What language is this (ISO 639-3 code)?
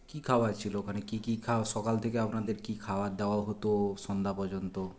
ben